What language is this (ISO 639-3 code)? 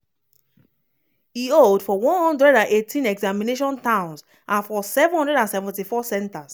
pcm